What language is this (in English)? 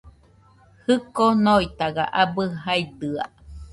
Nüpode Huitoto